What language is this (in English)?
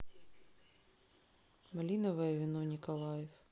Russian